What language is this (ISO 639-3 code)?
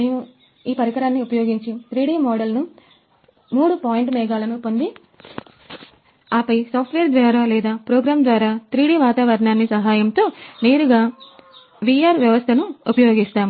tel